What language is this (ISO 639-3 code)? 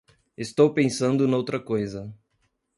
por